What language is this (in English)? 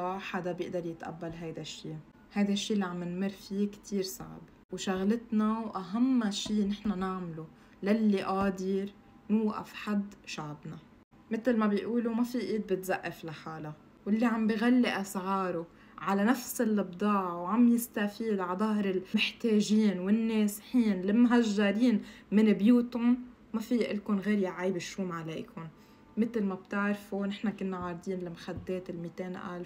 Arabic